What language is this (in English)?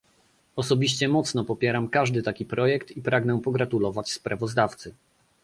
Polish